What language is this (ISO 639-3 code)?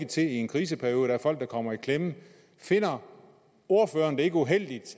dan